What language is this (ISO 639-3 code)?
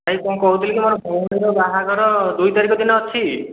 ori